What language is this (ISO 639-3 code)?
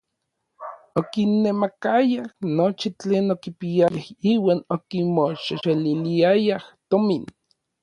nlv